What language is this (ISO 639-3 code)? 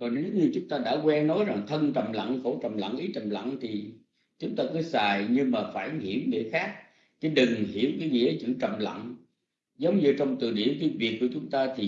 vie